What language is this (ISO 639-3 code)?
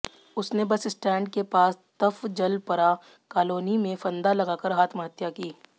hin